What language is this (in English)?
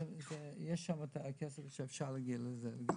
Hebrew